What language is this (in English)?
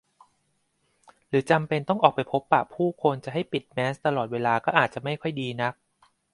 Thai